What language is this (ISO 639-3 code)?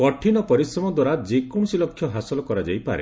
ori